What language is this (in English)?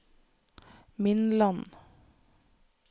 Norwegian